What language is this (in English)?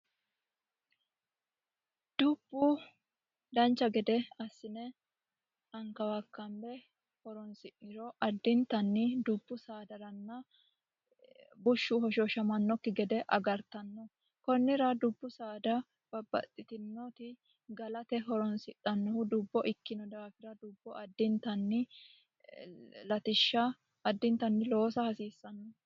Sidamo